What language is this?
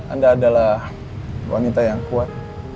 Indonesian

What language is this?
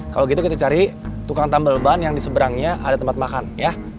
Indonesian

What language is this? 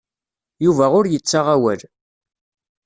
Kabyle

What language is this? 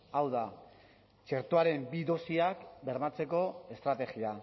Basque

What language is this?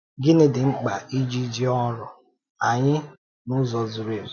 Igbo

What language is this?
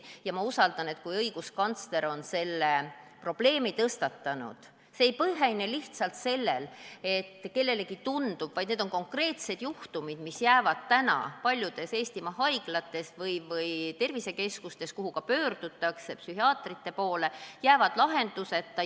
Estonian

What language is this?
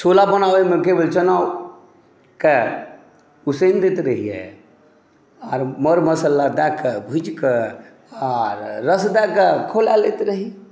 Maithili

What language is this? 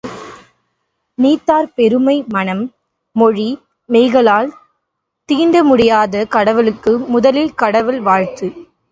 Tamil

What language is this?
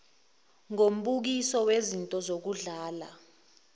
Zulu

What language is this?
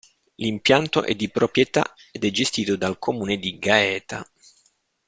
Italian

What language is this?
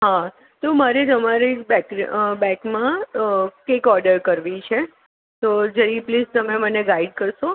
Gujarati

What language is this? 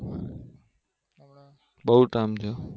Gujarati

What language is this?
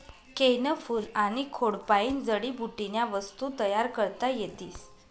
Marathi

